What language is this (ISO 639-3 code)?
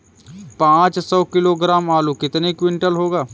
hin